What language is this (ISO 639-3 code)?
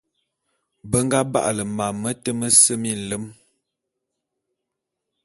bum